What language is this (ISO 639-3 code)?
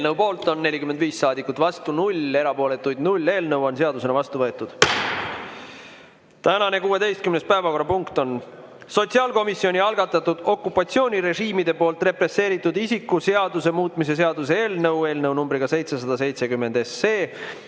est